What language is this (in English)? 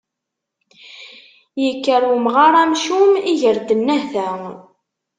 Kabyle